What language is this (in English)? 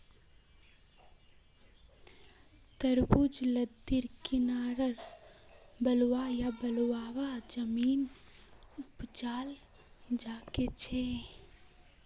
Magahi